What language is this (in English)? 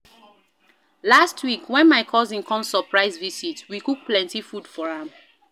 Nigerian Pidgin